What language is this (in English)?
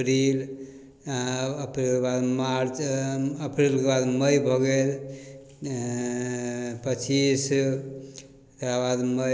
Maithili